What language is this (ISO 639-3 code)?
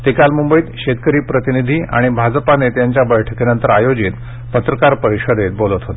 mar